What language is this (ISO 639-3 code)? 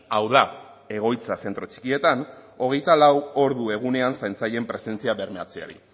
eus